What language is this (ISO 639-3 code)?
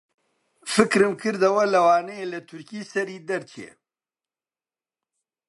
ckb